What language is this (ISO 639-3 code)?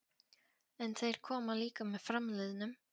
isl